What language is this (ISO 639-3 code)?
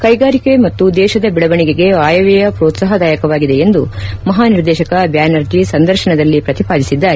kan